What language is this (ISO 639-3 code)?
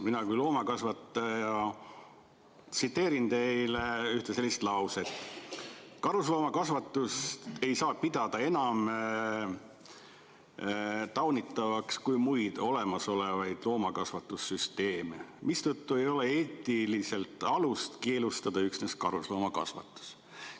est